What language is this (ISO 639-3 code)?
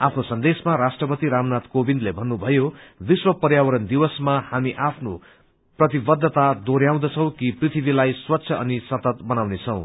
nep